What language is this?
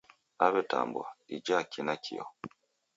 Taita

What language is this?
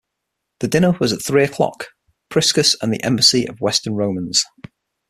English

